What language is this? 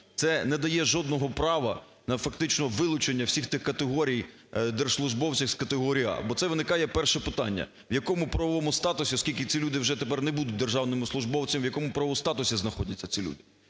Ukrainian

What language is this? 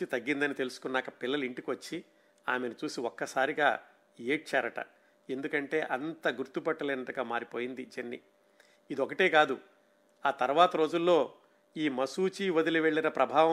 Telugu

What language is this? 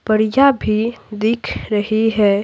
Hindi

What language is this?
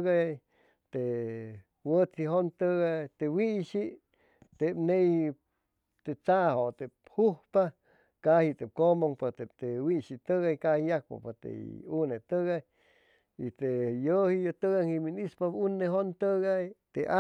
Chimalapa Zoque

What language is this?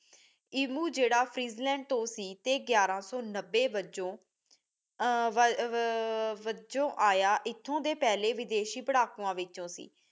Punjabi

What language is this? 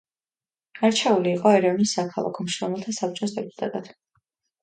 Georgian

